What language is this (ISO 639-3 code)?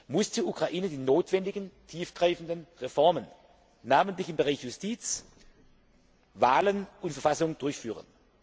deu